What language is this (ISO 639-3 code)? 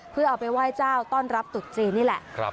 tha